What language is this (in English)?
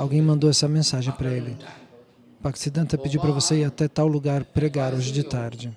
Portuguese